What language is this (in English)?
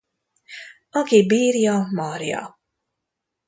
Hungarian